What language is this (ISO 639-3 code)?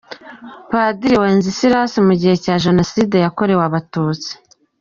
kin